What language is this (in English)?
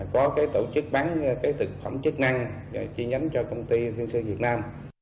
Vietnamese